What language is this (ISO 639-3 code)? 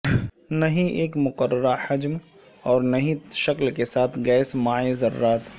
urd